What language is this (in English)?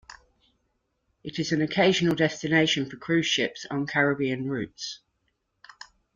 English